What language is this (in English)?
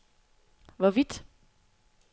Danish